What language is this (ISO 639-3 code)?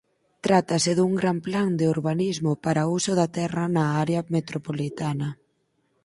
glg